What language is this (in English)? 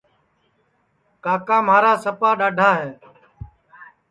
Sansi